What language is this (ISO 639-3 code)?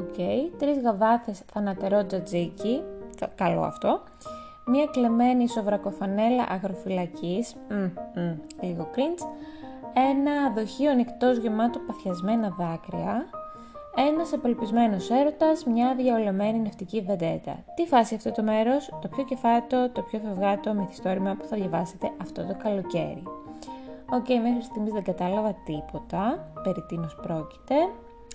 ell